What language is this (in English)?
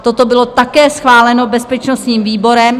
Czech